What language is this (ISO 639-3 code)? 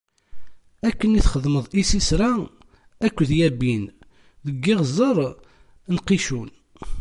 kab